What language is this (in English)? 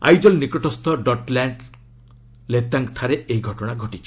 Odia